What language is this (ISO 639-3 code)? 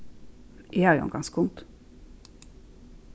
fao